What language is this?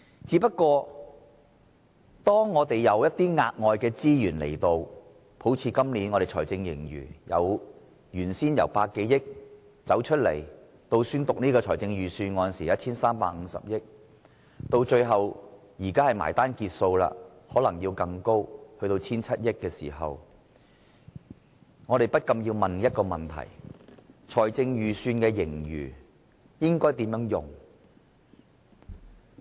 Cantonese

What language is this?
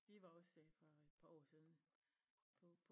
Danish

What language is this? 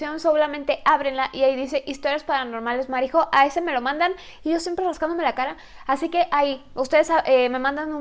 Spanish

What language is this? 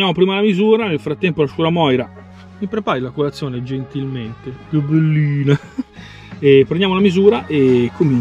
Italian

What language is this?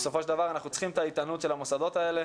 Hebrew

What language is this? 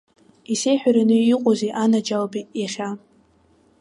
Abkhazian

